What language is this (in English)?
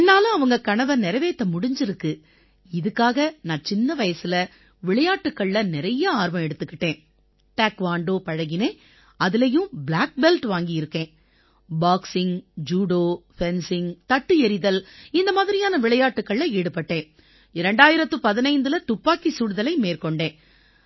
Tamil